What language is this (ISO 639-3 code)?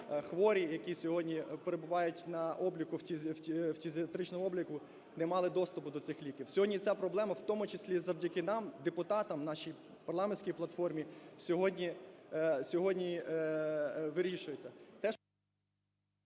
ukr